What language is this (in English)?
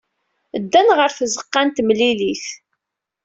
Kabyle